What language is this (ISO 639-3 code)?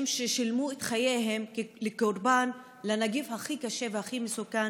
heb